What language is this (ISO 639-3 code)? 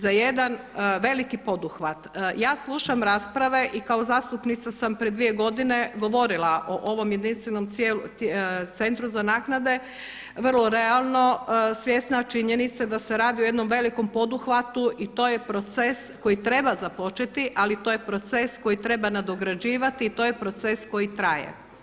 hrv